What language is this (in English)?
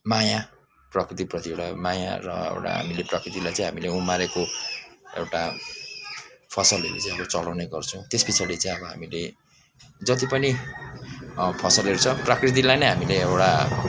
Nepali